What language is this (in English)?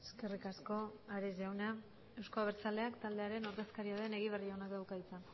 Basque